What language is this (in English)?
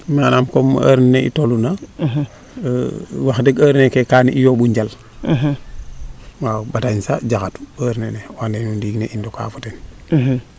Serer